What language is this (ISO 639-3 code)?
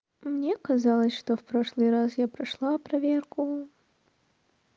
rus